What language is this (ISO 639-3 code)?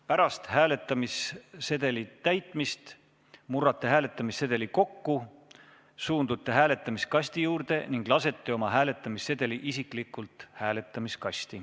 est